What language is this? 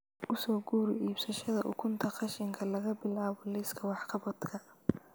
Somali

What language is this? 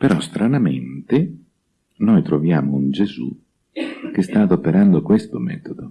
Italian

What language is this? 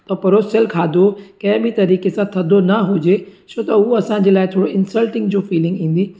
Sindhi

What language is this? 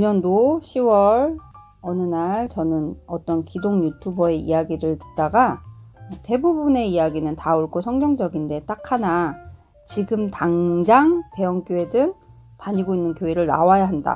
Korean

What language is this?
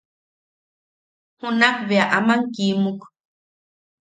Yaqui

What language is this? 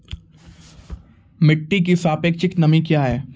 Maithili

